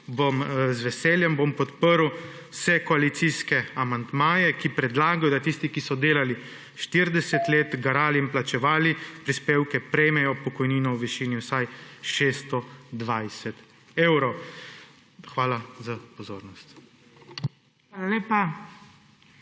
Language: Slovenian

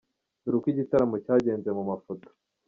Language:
Kinyarwanda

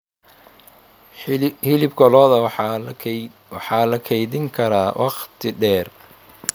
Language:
Somali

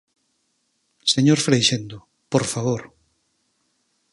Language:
Galician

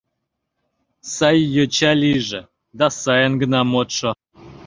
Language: Mari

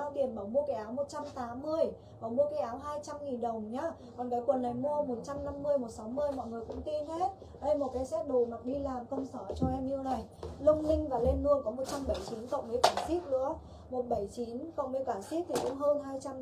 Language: Vietnamese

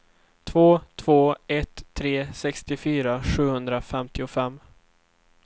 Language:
Swedish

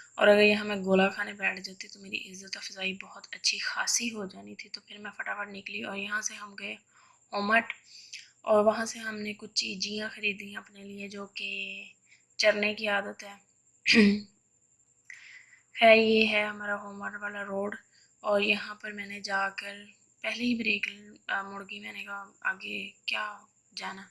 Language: Urdu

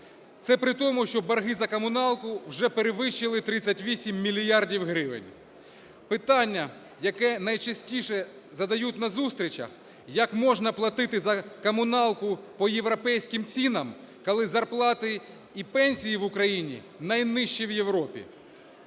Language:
Ukrainian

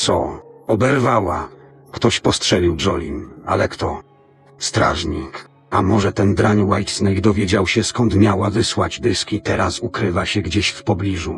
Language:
Polish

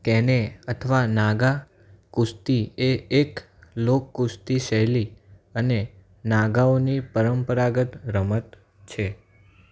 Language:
Gujarati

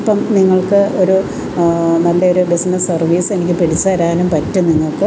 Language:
Malayalam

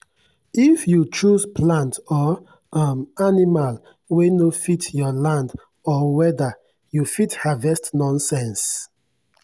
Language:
Nigerian Pidgin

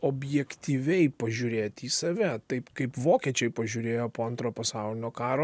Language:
Lithuanian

